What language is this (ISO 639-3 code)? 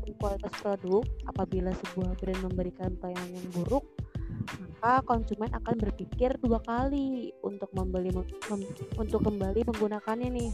ind